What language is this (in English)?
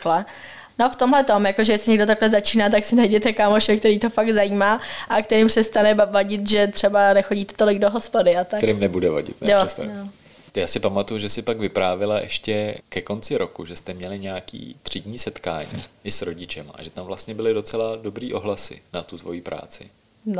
Czech